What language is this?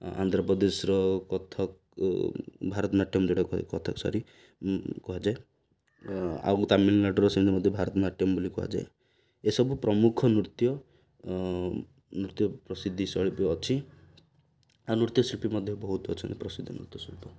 Odia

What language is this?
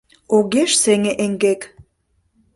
Mari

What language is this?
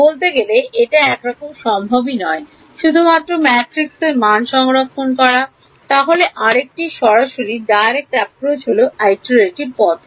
Bangla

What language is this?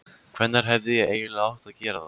Icelandic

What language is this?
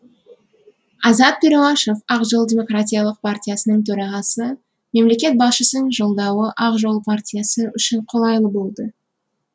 Kazakh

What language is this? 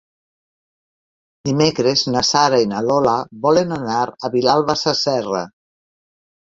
Catalan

